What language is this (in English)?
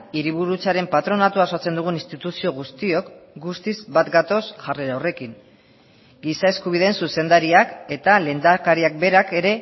Basque